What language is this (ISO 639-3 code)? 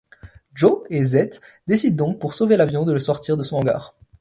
fra